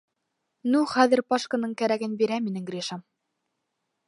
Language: Bashkir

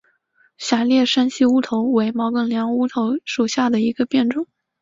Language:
Chinese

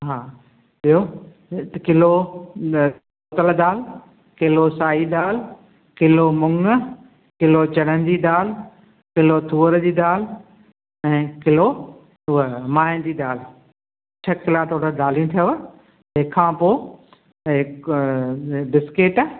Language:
Sindhi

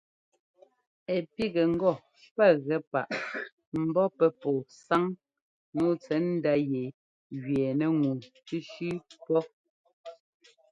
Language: Ngomba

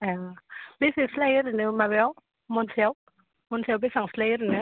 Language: Bodo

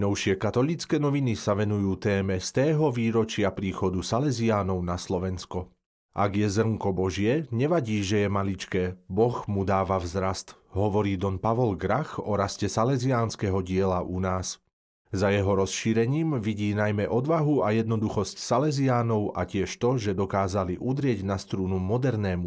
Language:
Slovak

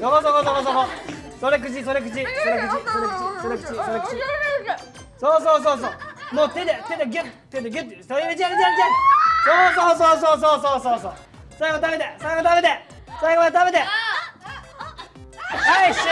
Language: Japanese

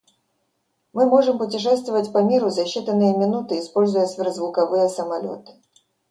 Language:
Russian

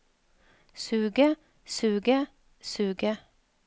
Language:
Norwegian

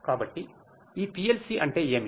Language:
Telugu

